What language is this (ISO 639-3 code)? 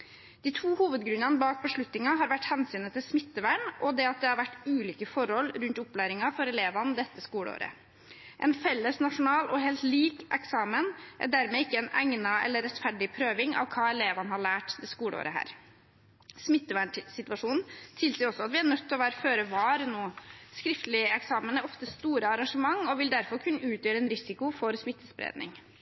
nob